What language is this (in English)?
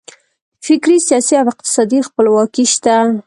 Pashto